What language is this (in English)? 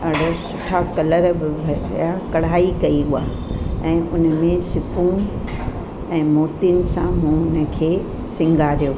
Sindhi